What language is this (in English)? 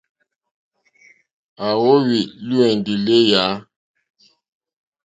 Mokpwe